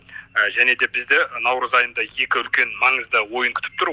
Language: Kazakh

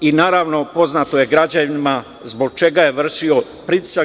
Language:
Serbian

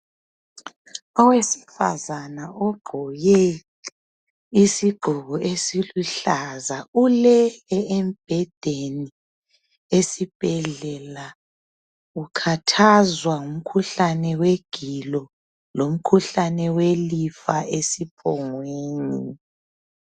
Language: North Ndebele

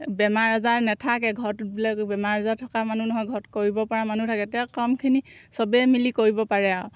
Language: Assamese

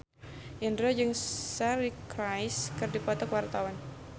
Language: Sundanese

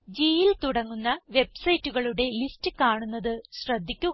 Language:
Malayalam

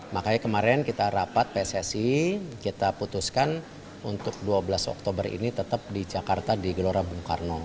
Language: Indonesian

